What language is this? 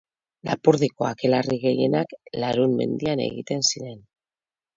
Basque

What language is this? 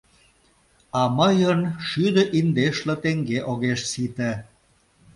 Mari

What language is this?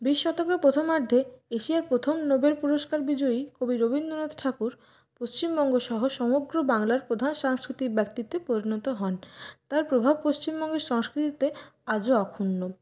Bangla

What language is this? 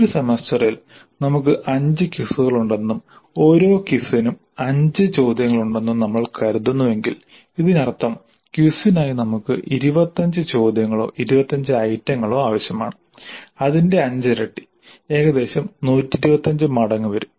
Malayalam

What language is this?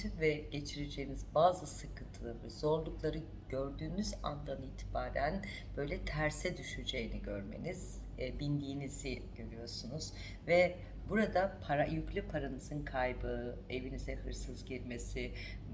Turkish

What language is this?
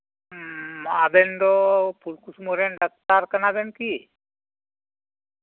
Santali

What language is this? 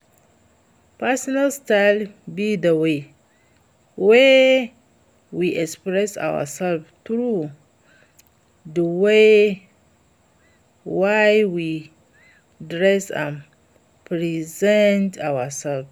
Nigerian Pidgin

